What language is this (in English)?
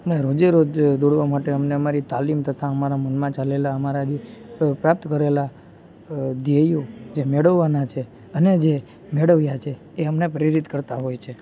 Gujarati